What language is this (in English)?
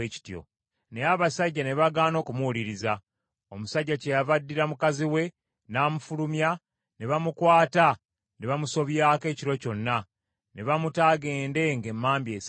Ganda